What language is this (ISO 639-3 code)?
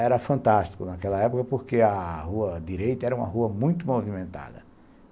por